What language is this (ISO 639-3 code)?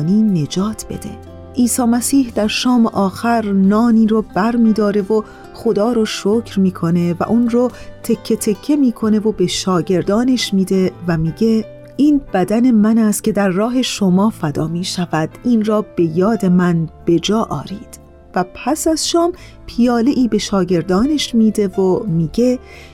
fas